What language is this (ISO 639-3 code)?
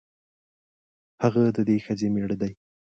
pus